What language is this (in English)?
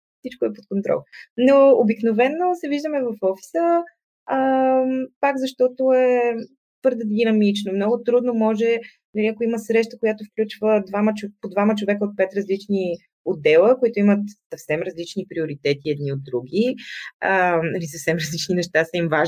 Bulgarian